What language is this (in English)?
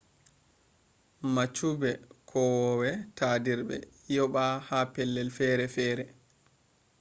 Fula